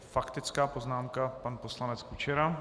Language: Czech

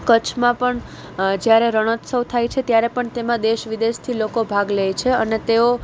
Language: Gujarati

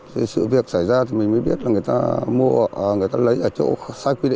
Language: Vietnamese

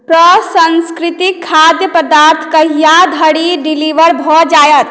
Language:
Maithili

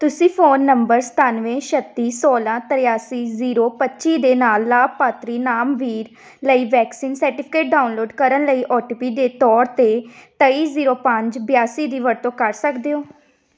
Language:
Punjabi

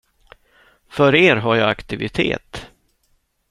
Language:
Swedish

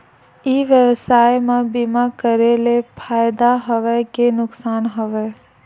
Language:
Chhattisgarhi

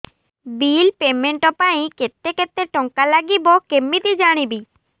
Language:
Odia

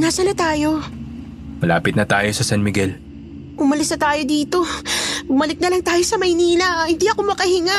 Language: Filipino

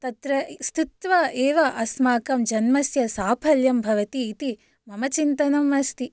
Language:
Sanskrit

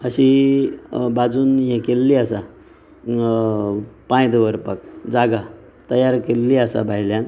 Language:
Konkani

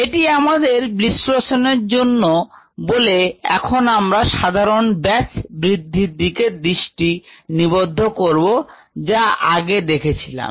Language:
Bangla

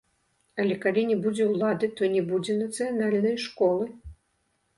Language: Belarusian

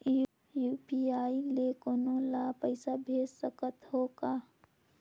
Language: Chhattisgarhi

